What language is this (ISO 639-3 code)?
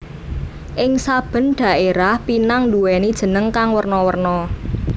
jav